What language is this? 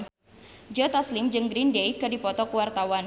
Sundanese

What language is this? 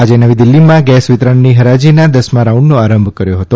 Gujarati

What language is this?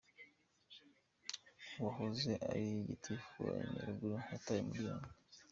Kinyarwanda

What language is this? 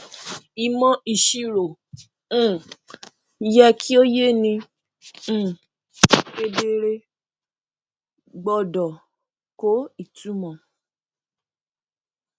Yoruba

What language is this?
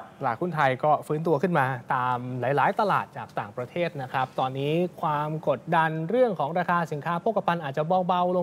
Thai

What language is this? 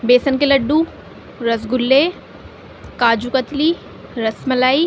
Urdu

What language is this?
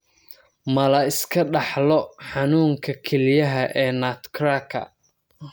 Somali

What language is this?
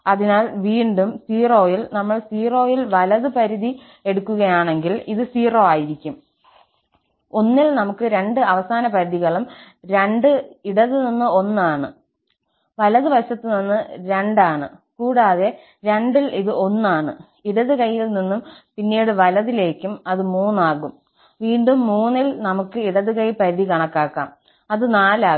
Malayalam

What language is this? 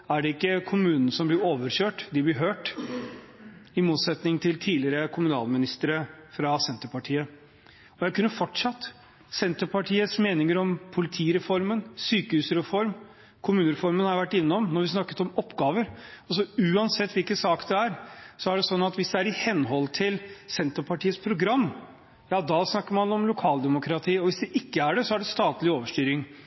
Norwegian Bokmål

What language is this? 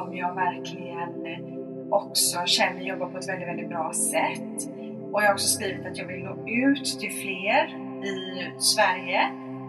Swedish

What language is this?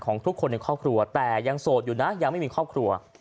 Thai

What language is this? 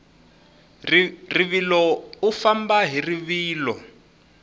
Tsonga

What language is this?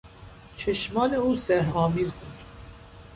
Persian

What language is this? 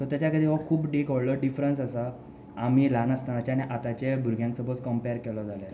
Konkani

